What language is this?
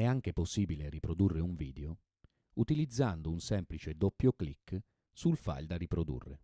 Italian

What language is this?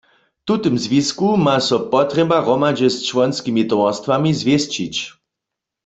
Upper Sorbian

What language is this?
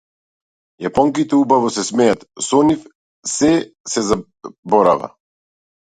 Macedonian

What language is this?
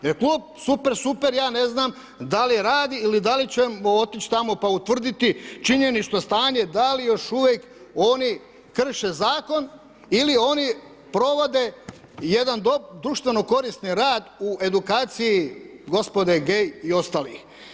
Croatian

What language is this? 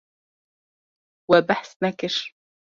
Kurdish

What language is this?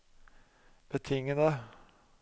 Norwegian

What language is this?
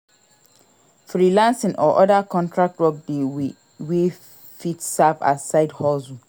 Nigerian Pidgin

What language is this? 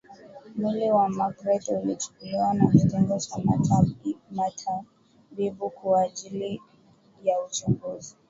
Swahili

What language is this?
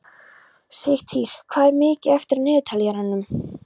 Icelandic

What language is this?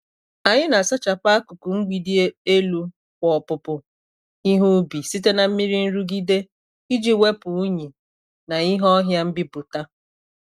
Igbo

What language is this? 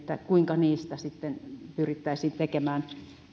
Finnish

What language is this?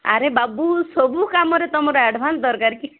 Odia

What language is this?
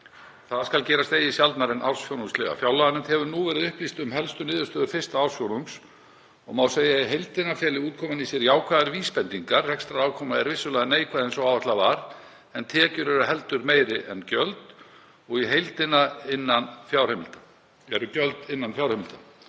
Icelandic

